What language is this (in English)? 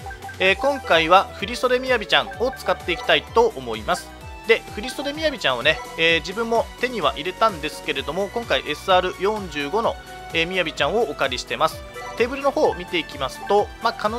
Japanese